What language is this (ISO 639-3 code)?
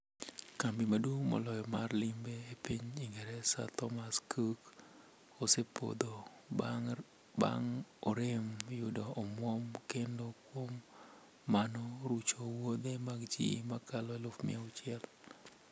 luo